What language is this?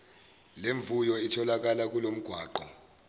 Zulu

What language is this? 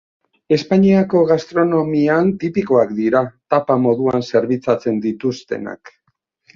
Basque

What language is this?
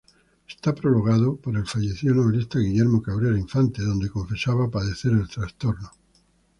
Spanish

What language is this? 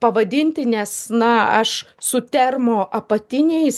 Lithuanian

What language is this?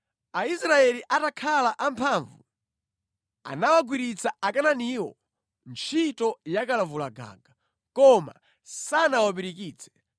Nyanja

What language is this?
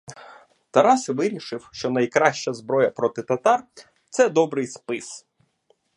Ukrainian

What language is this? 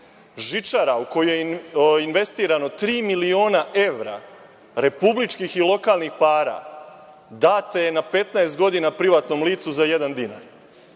Serbian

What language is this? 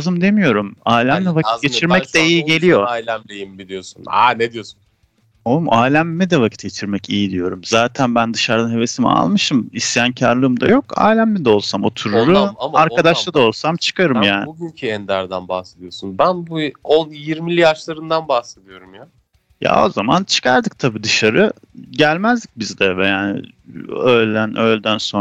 Turkish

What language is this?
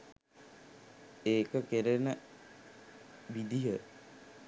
Sinhala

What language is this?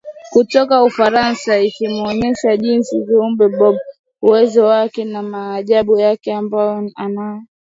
Swahili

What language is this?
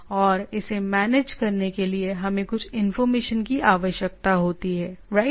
Hindi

